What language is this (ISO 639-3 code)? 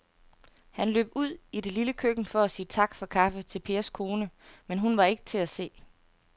dan